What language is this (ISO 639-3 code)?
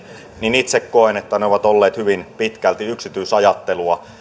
fin